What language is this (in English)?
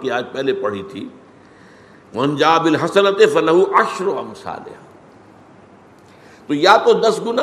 Urdu